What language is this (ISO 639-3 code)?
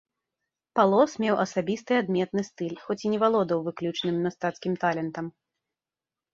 bel